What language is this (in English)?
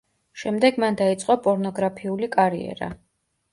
Georgian